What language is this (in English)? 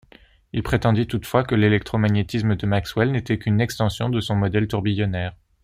French